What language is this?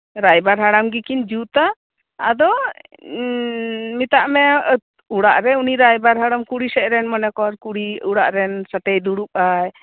Santali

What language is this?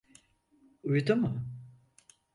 Turkish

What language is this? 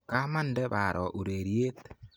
Kalenjin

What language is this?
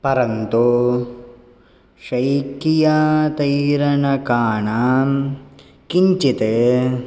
Sanskrit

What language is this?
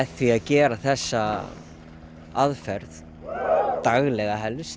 Icelandic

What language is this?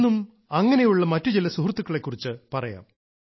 Malayalam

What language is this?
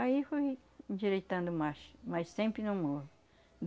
Portuguese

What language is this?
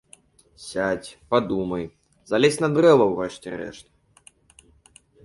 Belarusian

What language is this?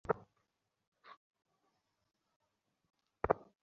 Bangla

